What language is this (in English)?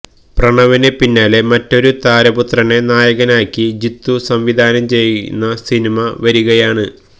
Malayalam